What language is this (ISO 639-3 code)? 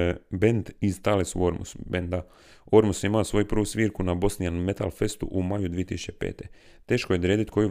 hrv